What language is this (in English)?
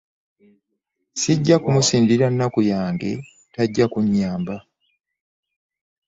Ganda